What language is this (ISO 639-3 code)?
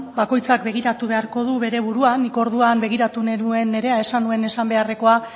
eus